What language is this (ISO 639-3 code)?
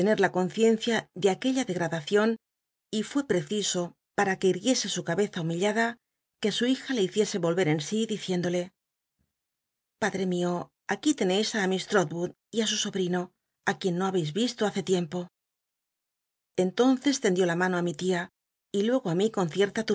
spa